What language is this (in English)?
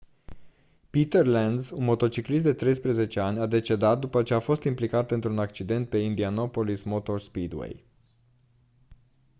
Romanian